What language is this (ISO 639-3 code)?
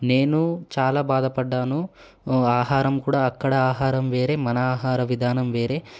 tel